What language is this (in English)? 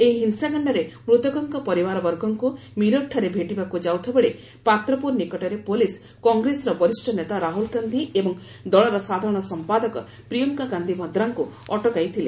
Odia